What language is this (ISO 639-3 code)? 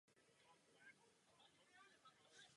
ces